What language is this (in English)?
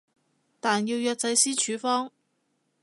Cantonese